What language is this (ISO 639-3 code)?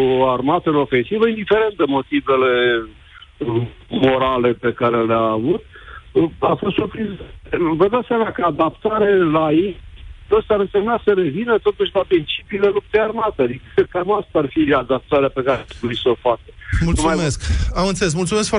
ron